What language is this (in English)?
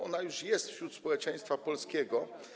Polish